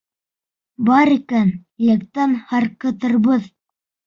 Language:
Bashkir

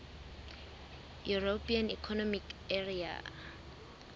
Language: Southern Sotho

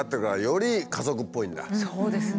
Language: Japanese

